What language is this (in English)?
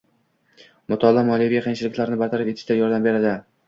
Uzbek